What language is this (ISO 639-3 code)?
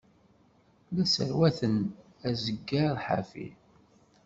kab